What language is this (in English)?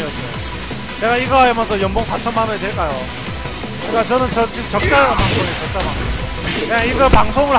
Korean